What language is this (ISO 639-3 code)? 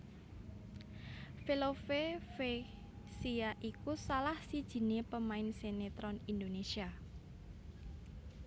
jav